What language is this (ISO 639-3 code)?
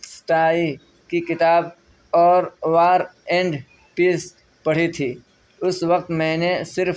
urd